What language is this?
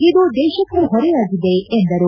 Kannada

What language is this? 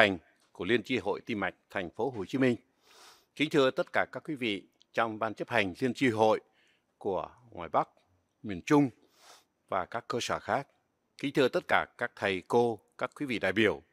Vietnamese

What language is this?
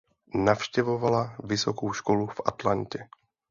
Czech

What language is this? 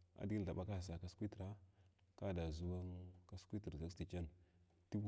Glavda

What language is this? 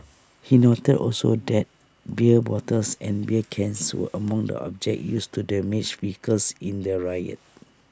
English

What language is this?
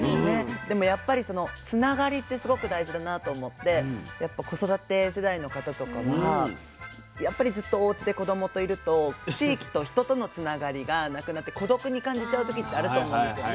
Japanese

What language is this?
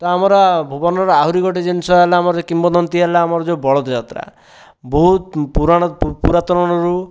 Odia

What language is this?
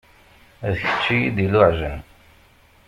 Kabyle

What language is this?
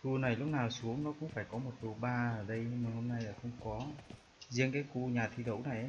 Vietnamese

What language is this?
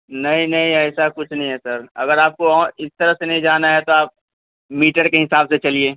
Urdu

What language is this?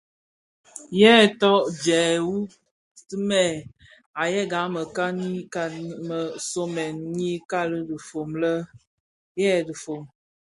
Bafia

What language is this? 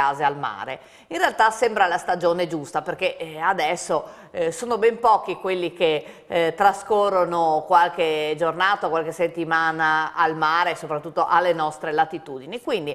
Italian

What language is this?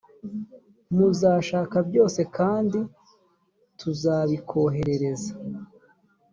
Kinyarwanda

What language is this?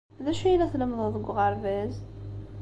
Kabyle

